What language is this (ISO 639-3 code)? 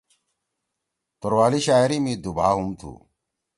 trw